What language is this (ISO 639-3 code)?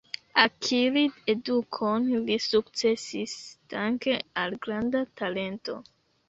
epo